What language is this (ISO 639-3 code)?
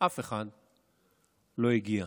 heb